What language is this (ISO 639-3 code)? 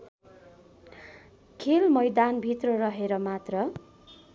nep